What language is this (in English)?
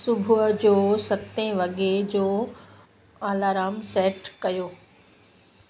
Sindhi